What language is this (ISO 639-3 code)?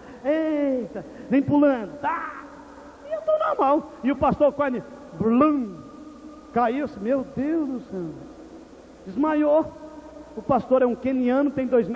por